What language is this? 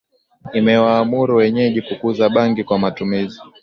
Swahili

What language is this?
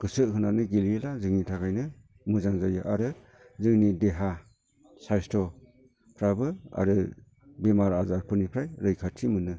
Bodo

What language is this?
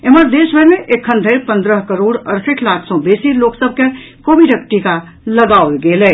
Maithili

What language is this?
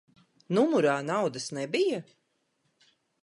Latvian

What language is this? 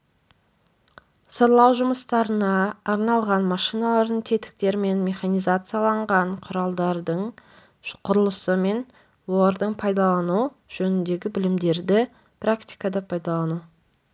Kazakh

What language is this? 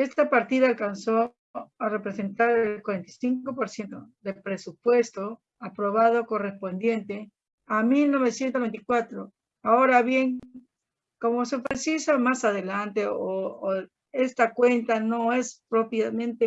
Spanish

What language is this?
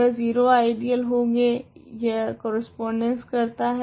Hindi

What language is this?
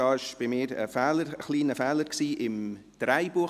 Swiss German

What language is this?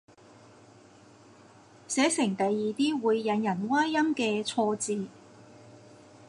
Cantonese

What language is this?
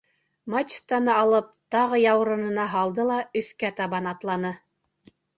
Bashkir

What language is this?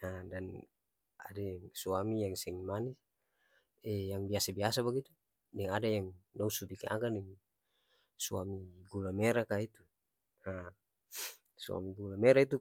Ambonese Malay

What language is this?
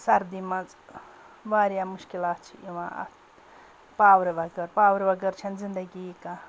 Kashmiri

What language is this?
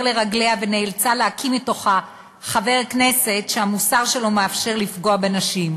Hebrew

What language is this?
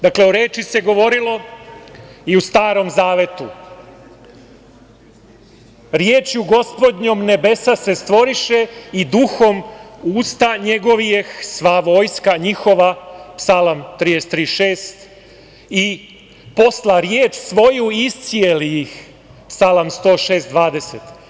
Serbian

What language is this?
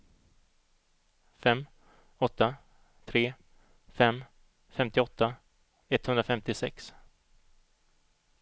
Swedish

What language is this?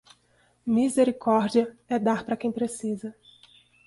Portuguese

